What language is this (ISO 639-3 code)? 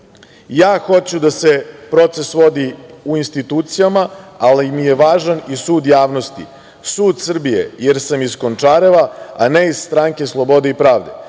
srp